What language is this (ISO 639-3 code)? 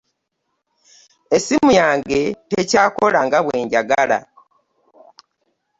lug